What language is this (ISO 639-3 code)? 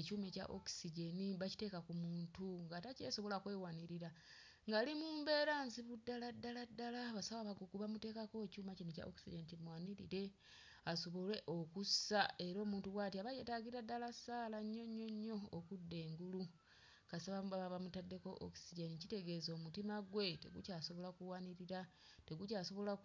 lug